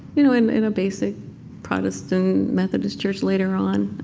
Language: English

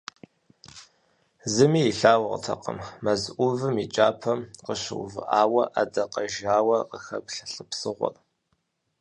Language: Kabardian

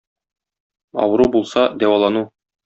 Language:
Tatar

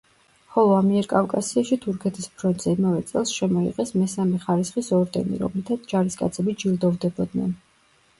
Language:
Georgian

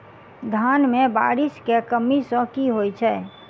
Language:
Maithili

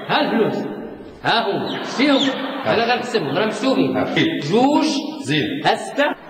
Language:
Arabic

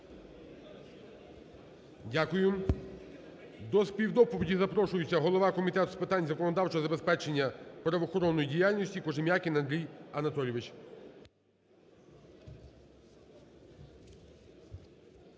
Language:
Ukrainian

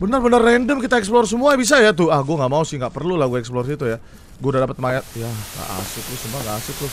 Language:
Indonesian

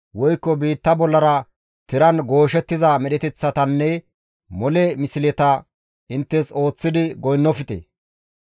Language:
Gamo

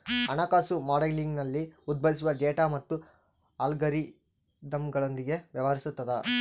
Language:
Kannada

